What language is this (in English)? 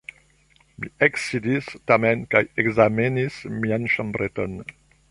Esperanto